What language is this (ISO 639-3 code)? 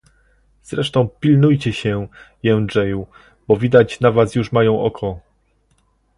pol